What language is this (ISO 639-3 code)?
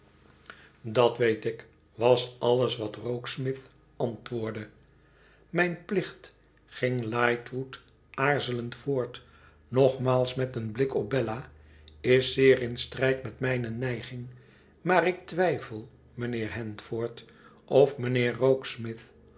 nld